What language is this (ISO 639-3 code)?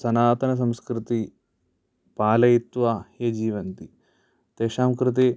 san